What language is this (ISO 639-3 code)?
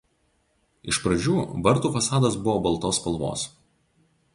lit